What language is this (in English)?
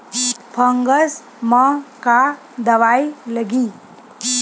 Chhattisgarhi